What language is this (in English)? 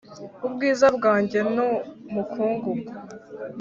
Kinyarwanda